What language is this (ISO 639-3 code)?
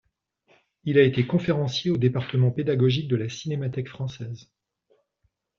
fra